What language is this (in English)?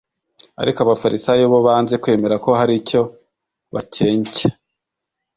Kinyarwanda